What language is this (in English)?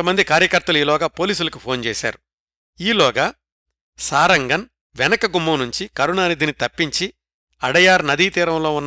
Telugu